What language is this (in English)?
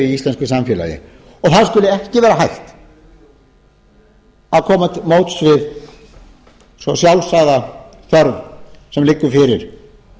Icelandic